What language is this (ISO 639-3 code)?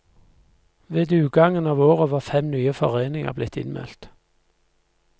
nor